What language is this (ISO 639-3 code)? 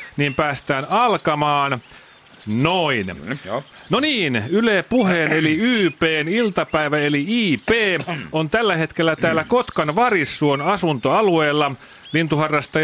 fin